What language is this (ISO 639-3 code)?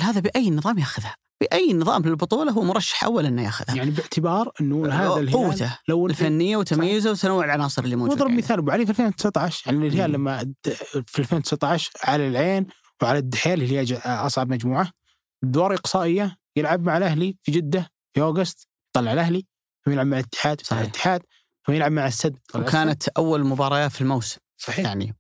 ara